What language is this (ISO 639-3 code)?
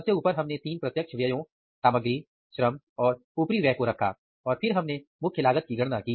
hin